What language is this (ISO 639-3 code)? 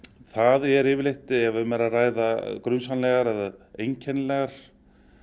isl